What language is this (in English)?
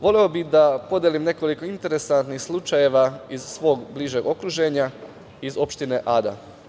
Serbian